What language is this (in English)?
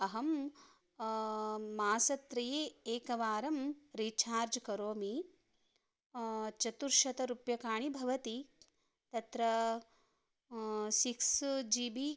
Sanskrit